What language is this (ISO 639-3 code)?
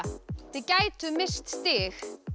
isl